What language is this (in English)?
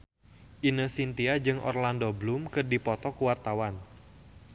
Sundanese